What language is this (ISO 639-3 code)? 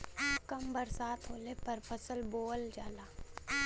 bho